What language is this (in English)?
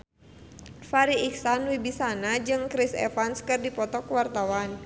Sundanese